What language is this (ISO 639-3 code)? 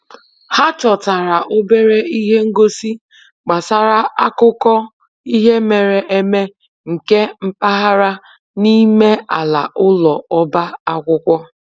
ibo